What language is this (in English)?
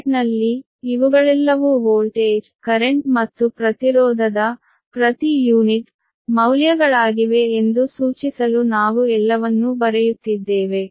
Kannada